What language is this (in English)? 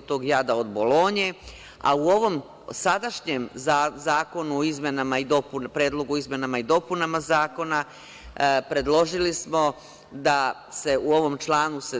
Serbian